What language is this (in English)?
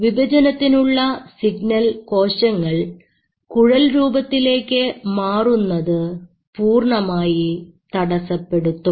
Malayalam